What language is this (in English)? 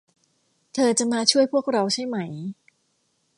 Thai